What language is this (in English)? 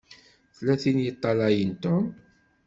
Kabyle